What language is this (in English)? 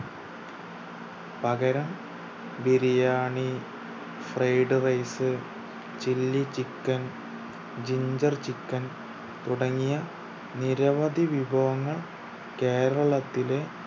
Malayalam